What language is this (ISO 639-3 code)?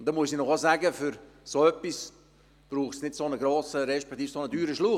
gsw